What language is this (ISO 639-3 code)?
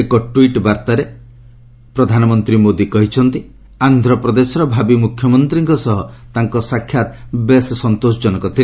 ori